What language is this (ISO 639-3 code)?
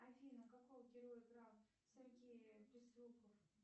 rus